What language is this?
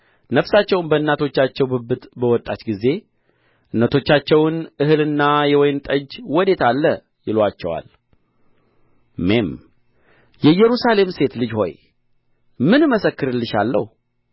Amharic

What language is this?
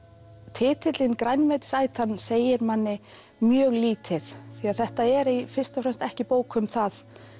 Icelandic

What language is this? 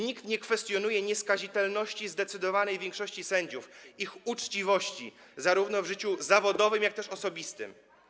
Polish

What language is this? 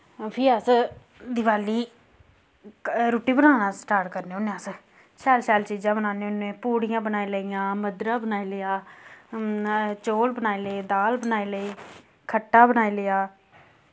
Dogri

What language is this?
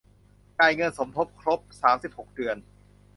Thai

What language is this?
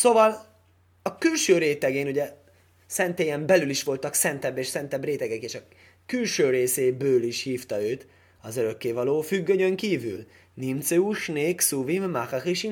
Hungarian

